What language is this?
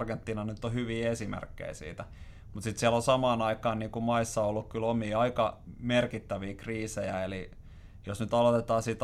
Finnish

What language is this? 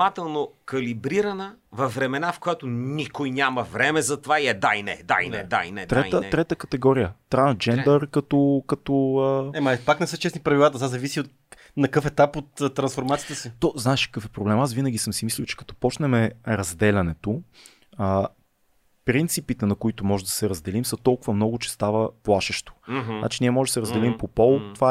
Bulgarian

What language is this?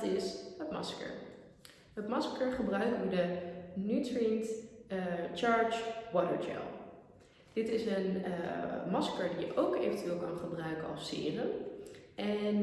Dutch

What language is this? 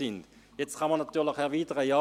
Swiss German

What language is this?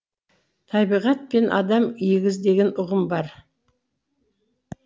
Kazakh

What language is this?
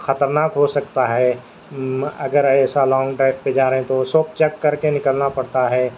Urdu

